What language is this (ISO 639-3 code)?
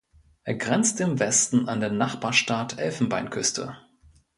deu